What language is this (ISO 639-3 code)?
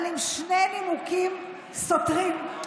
heb